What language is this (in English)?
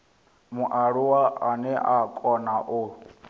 Venda